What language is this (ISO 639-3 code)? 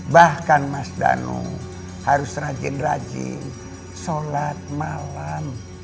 ind